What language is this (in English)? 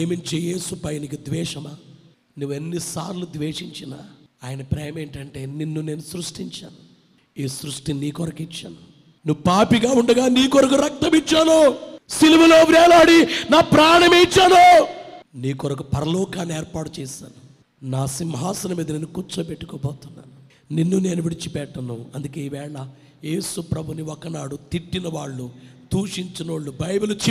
Telugu